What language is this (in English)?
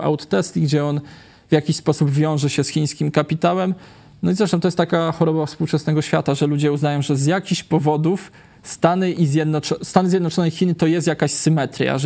Polish